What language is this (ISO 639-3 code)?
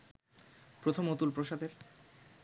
ben